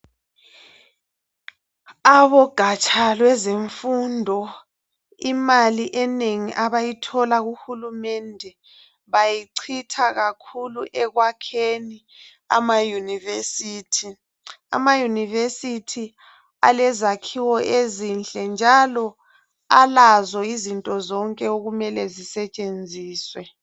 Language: North Ndebele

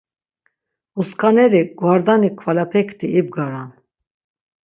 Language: Laz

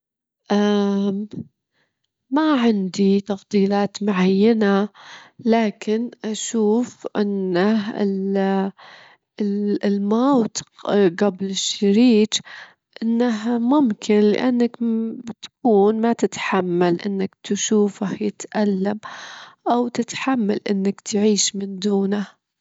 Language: Gulf Arabic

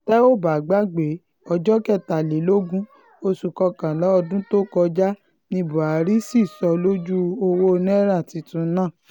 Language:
Yoruba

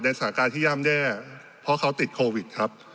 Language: Thai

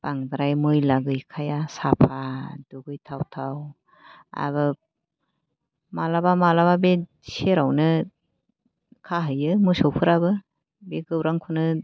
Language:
Bodo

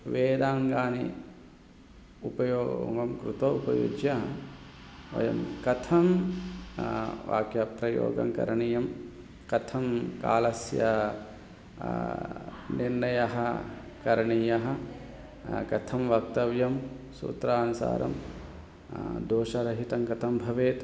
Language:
Sanskrit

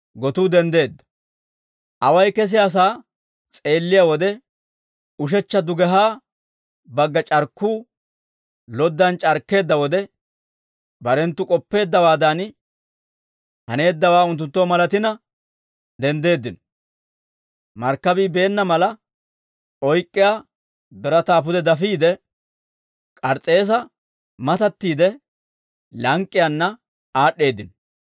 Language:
Dawro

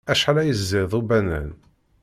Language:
Kabyle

